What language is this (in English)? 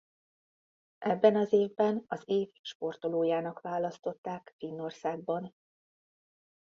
Hungarian